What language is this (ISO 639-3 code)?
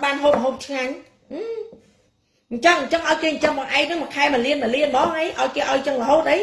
vie